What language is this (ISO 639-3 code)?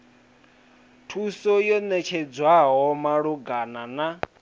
ven